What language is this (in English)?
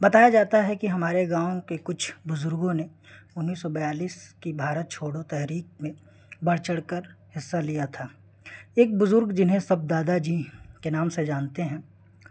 Urdu